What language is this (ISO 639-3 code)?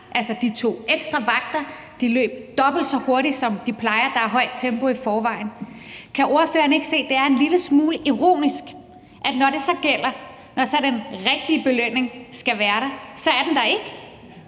dan